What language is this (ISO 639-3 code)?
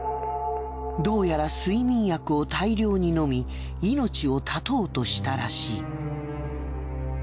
jpn